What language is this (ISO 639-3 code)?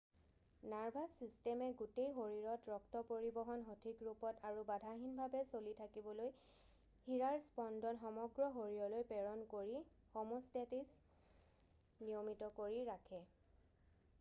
asm